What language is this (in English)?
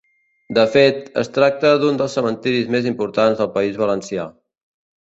Catalan